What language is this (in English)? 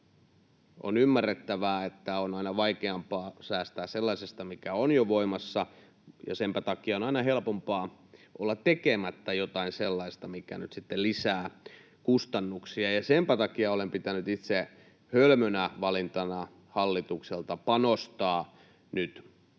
Finnish